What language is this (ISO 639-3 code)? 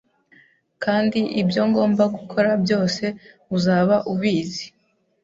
kin